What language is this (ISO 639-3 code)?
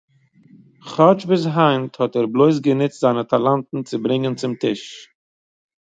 yid